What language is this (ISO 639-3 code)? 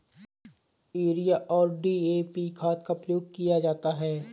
hin